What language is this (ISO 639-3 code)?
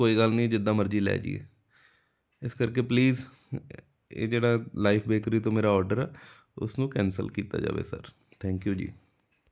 pan